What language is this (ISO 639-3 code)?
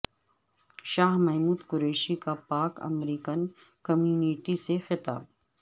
urd